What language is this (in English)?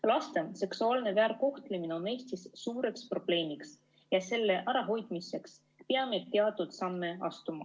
Estonian